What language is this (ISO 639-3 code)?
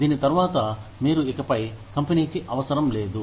tel